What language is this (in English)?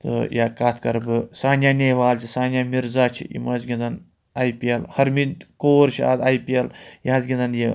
Kashmiri